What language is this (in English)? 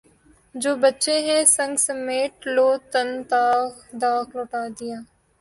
Urdu